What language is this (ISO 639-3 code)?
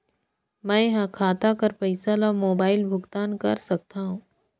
hne